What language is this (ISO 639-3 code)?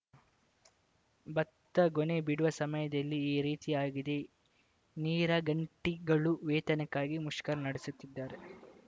kan